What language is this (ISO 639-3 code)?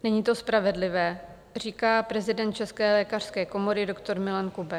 ces